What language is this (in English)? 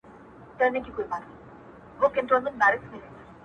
Pashto